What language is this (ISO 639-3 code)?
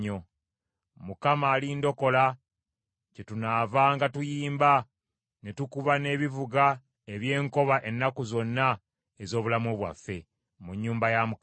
lug